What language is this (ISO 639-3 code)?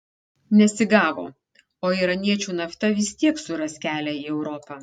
lit